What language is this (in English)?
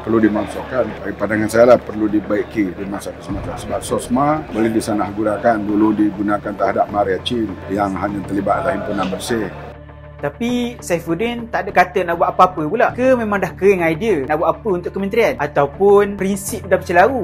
Malay